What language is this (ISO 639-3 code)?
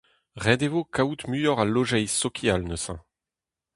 bre